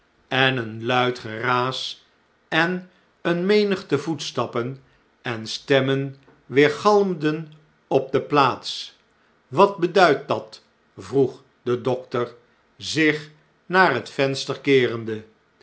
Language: Dutch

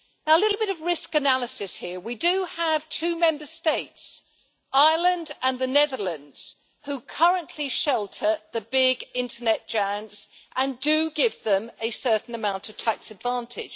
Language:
English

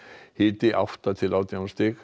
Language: Icelandic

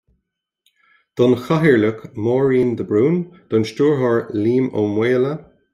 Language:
Irish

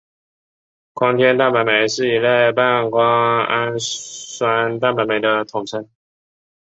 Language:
Chinese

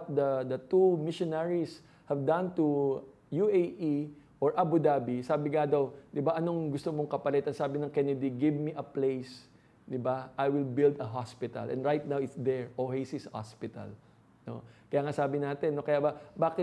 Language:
Filipino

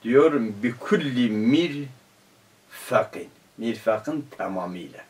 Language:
Turkish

